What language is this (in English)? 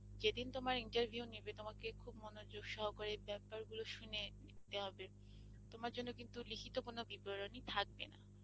Bangla